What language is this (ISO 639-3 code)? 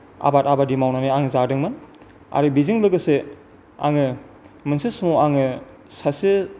brx